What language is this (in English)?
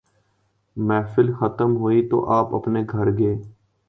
Urdu